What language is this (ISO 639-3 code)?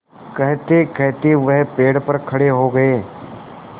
hin